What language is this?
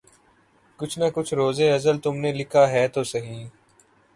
Urdu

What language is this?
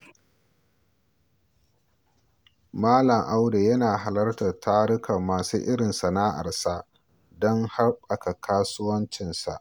Hausa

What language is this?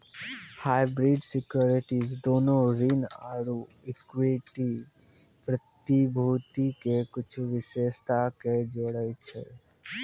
Maithili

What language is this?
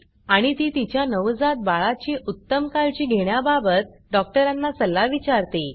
Marathi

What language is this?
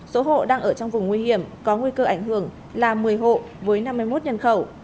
Vietnamese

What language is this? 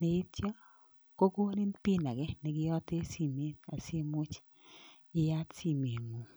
Kalenjin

